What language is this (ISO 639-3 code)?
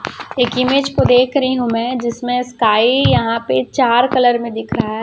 hin